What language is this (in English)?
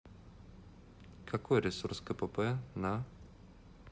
Russian